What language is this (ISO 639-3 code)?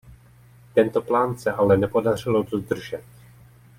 ces